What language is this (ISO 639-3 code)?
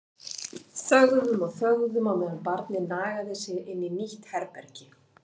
isl